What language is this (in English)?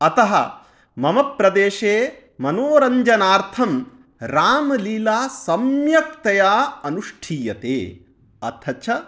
Sanskrit